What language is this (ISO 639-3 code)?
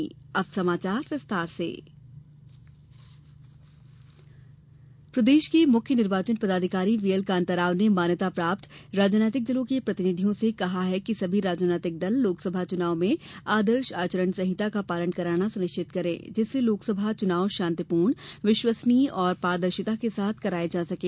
hin